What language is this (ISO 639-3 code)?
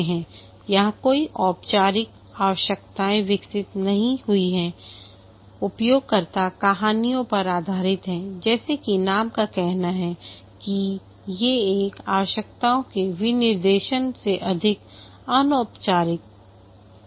hin